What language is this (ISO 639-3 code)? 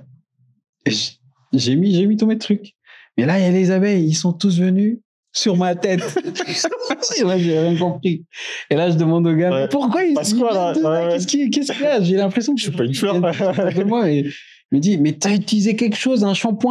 fra